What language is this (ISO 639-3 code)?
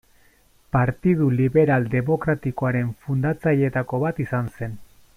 eus